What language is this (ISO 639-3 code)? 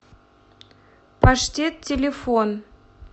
rus